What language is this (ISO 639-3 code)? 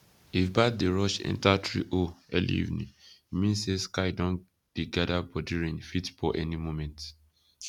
pcm